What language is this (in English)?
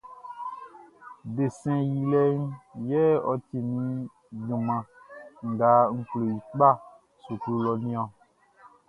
Baoulé